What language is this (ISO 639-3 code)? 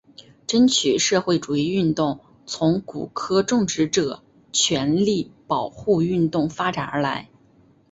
zho